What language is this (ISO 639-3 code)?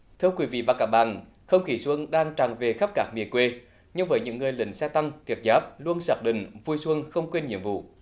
vie